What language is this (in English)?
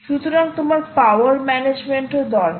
Bangla